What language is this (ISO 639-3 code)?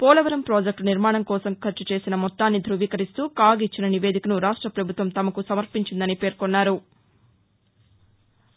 tel